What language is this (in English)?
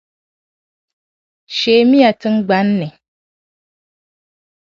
Dagbani